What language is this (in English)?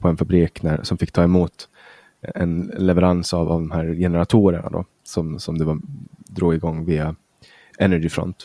Swedish